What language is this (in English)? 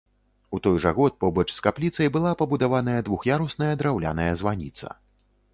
Belarusian